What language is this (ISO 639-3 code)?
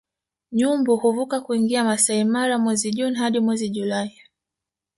swa